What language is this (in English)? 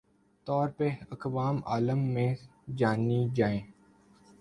Urdu